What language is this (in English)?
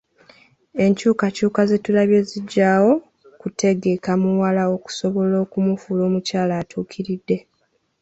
Ganda